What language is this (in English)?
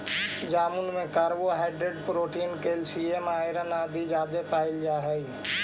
Magahi